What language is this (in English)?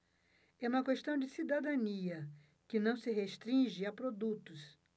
Portuguese